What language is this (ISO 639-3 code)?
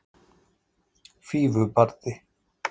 isl